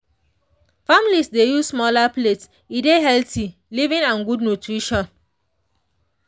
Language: Nigerian Pidgin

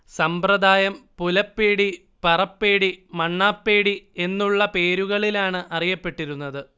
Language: Malayalam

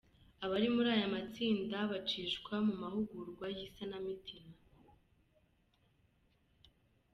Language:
Kinyarwanda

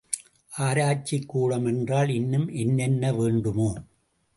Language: Tamil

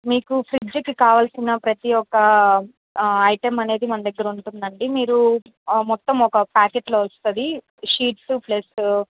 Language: Telugu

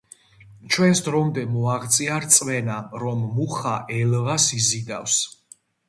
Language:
Georgian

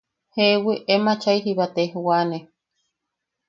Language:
Yaqui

